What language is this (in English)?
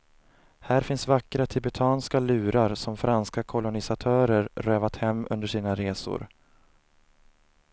Swedish